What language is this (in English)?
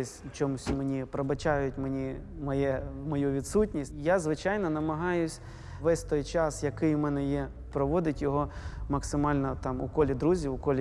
Ukrainian